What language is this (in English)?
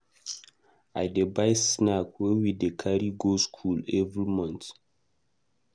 Nigerian Pidgin